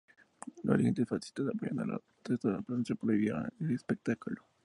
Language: Spanish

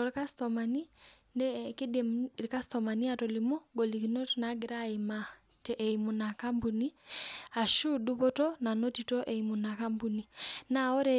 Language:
Masai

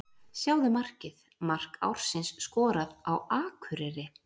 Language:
Icelandic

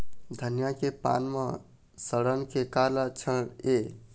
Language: Chhattisgarhi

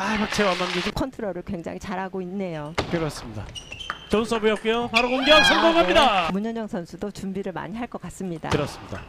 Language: Korean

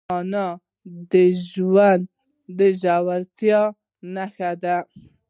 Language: Pashto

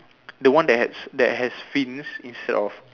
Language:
English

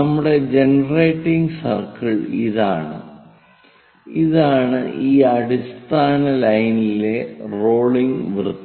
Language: Malayalam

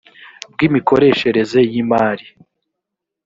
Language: Kinyarwanda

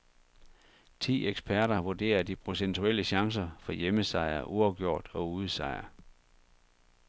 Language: Danish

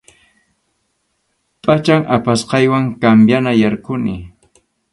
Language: Arequipa-La Unión Quechua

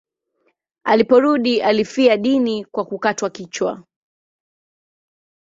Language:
Swahili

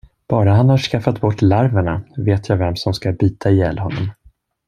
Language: Swedish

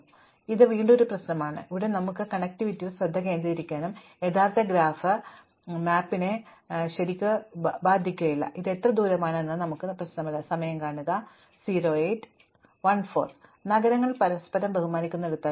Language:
Malayalam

